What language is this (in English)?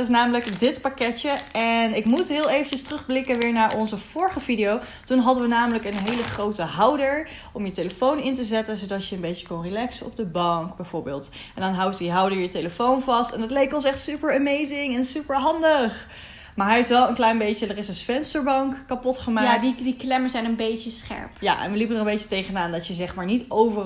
Dutch